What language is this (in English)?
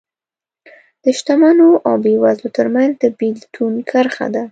Pashto